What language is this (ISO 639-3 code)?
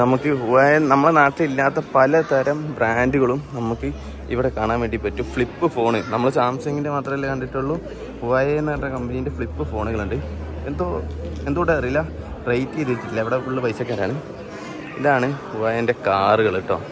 mal